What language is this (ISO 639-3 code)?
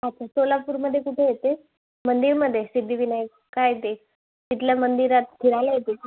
mar